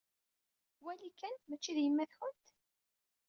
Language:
Kabyle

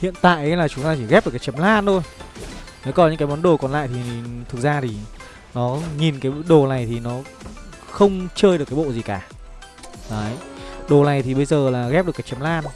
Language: Vietnamese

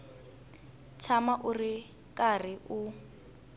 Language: Tsonga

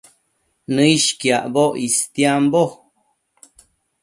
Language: Matsés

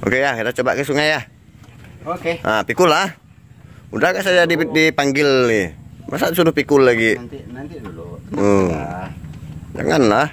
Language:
Indonesian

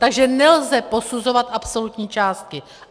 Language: Czech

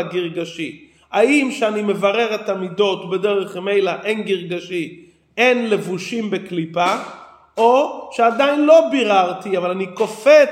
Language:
Hebrew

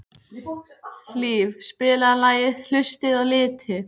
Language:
Icelandic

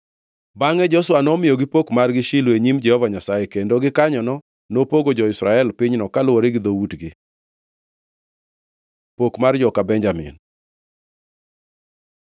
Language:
Luo (Kenya and Tanzania)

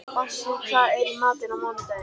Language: Icelandic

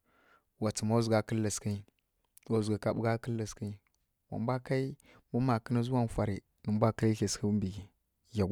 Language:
Kirya-Konzəl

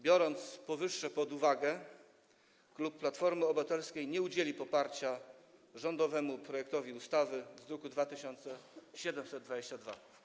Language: Polish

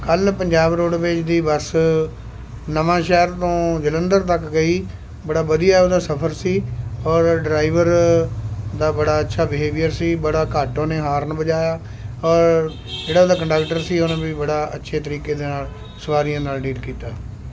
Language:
Punjabi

